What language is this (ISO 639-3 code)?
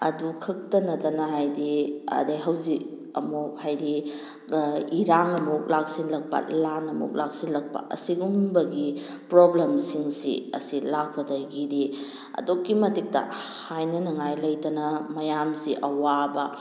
mni